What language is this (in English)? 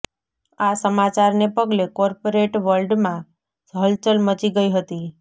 Gujarati